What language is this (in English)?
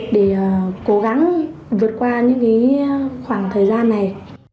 Vietnamese